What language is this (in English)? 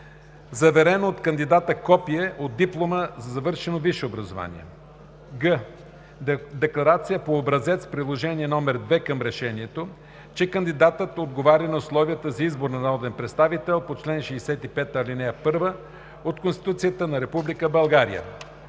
Bulgarian